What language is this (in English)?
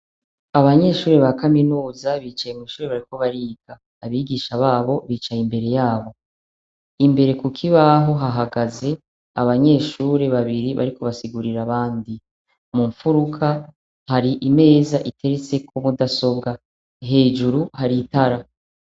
Rundi